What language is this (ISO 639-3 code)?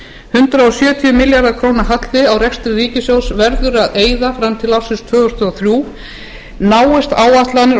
isl